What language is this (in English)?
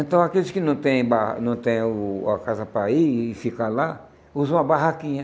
Portuguese